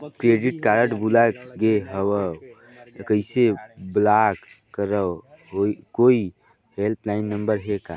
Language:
Chhattisgarhi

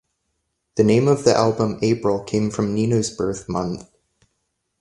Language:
English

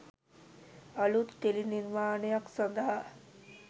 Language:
Sinhala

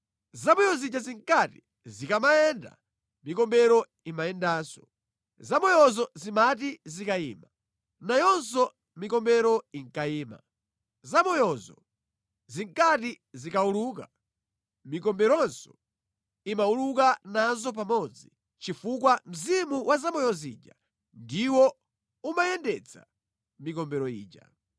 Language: Nyanja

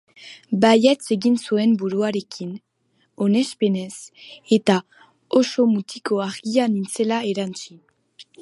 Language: Basque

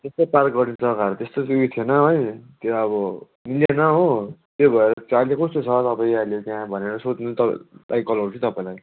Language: Nepali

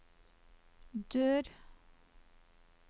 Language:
Norwegian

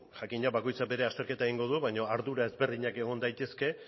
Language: Basque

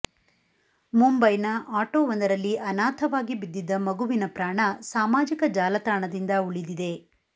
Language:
Kannada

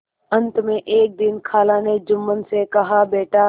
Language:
Hindi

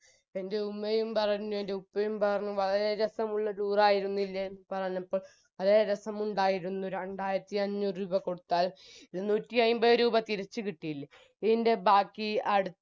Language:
Malayalam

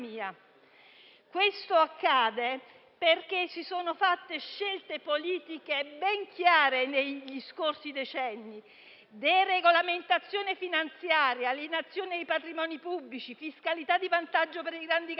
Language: Italian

